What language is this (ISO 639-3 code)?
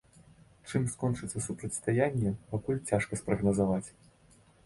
bel